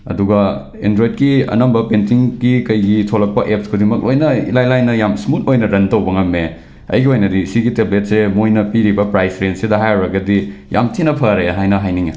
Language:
Manipuri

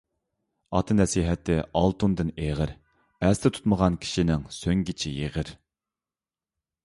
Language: Uyghur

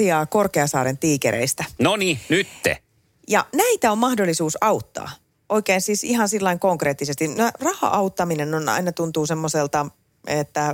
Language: Finnish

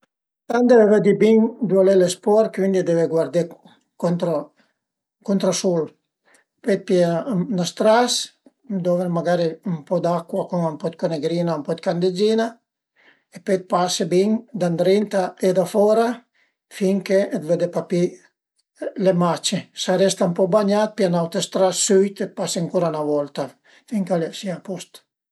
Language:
Piedmontese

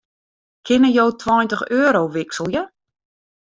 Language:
Western Frisian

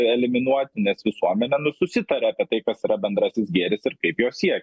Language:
Lithuanian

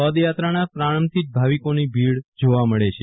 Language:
Gujarati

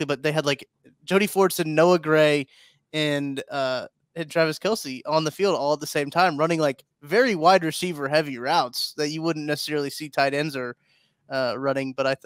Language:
English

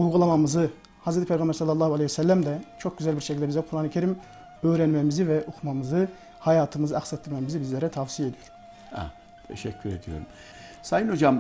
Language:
Turkish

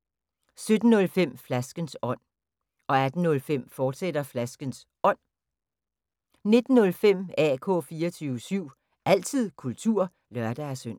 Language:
Danish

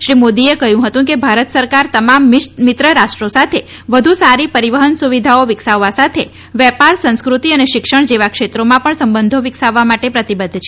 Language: Gujarati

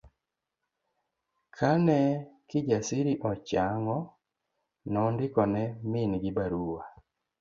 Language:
Luo (Kenya and Tanzania)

